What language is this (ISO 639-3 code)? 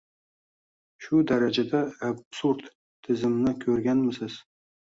uzb